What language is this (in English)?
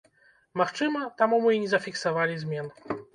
Belarusian